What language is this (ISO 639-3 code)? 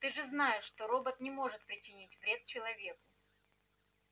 rus